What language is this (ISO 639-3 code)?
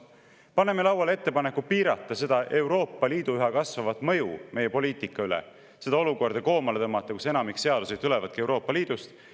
est